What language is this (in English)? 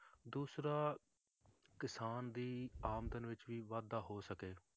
Punjabi